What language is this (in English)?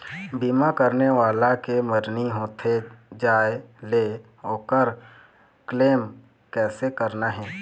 Chhattisgarhi